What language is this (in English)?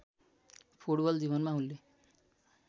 Nepali